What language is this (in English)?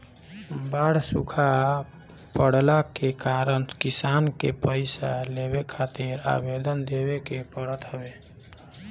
Bhojpuri